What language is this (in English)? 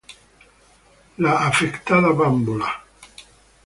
Spanish